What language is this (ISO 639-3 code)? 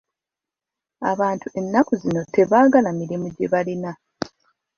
lug